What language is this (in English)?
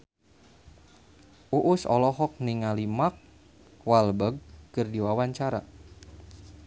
Sundanese